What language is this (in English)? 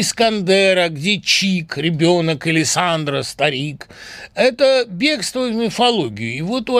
Russian